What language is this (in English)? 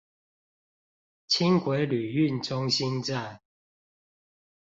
Chinese